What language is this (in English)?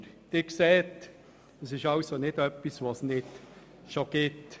Swiss German